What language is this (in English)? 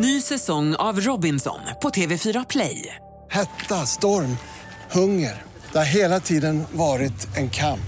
Swedish